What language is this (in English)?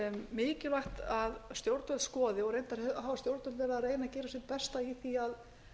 Icelandic